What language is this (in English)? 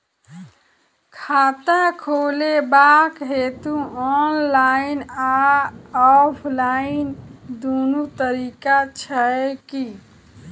Maithili